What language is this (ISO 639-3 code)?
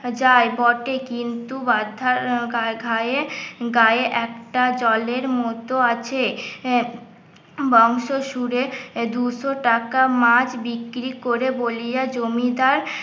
ben